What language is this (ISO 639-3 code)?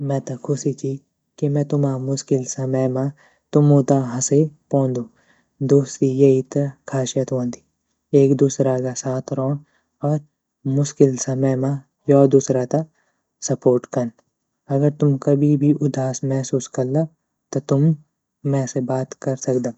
gbm